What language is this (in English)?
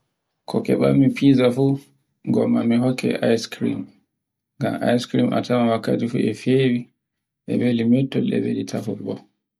Borgu Fulfulde